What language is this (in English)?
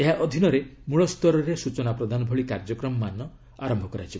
Odia